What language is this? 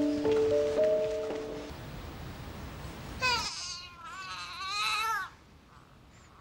Turkish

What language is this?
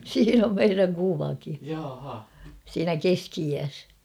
Finnish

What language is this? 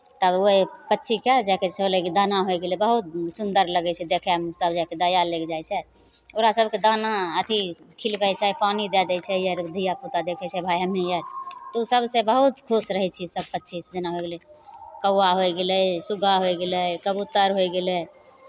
Maithili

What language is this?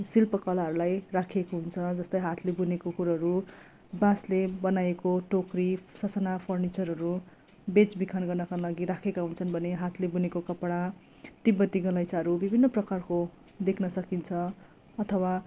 Nepali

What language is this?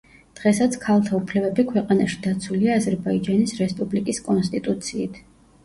Georgian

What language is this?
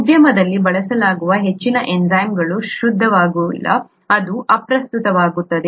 Kannada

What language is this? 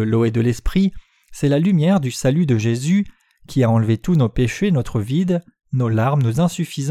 French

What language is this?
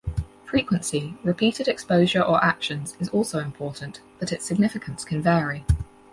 English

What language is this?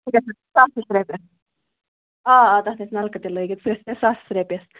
Kashmiri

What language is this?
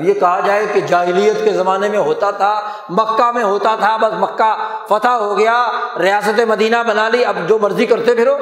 Urdu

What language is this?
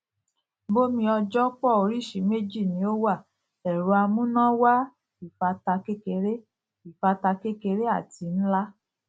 Yoruba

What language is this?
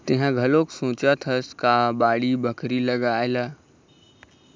Chhattisgarhi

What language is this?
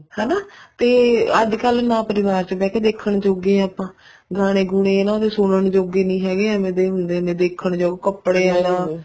Punjabi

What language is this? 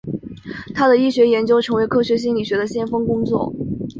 Chinese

